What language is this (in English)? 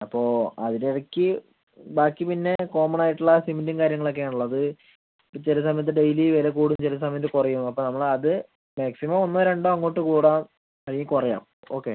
Malayalam